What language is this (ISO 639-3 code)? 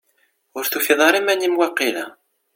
kab